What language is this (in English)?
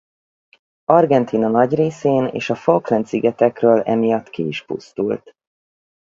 Hungarian